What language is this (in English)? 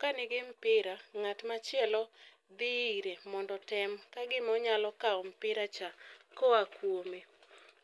Luo (Kenya and Tanzania)